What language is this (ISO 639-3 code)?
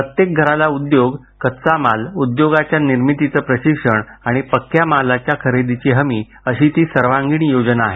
mar